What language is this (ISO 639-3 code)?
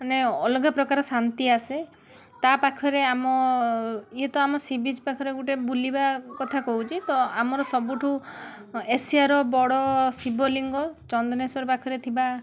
ori